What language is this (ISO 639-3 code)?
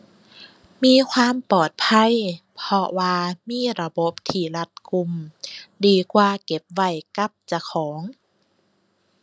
tha